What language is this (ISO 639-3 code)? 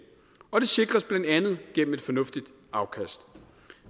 dan